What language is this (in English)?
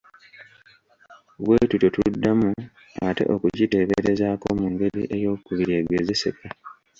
Ganda